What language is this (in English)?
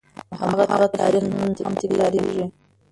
Pashto